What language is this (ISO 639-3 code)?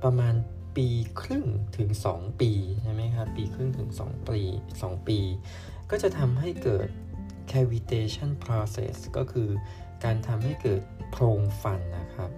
tha